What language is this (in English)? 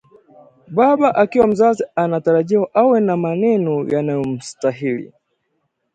Swahili